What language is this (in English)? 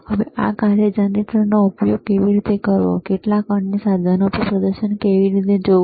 Gujarati